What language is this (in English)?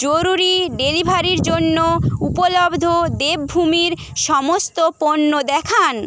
Bangla